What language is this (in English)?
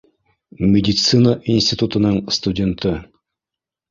Bashkir